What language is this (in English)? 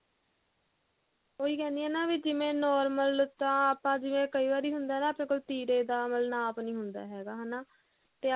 Punjabi